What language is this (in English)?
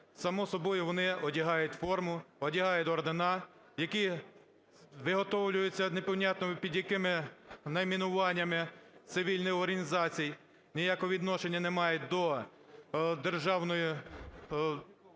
Ukrainian